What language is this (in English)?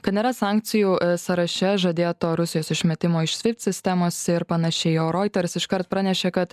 Lithuanian